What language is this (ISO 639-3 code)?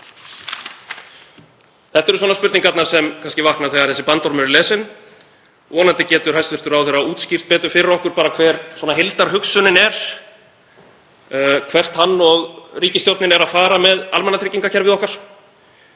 isl